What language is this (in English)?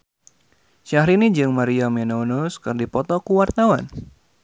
Sundanese